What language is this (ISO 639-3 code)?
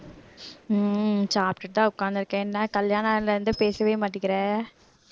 tam